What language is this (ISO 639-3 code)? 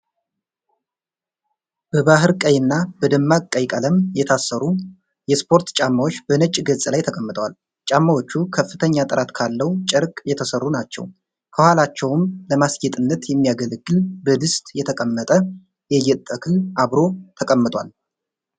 amh